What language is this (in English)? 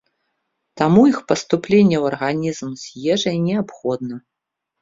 Belarusian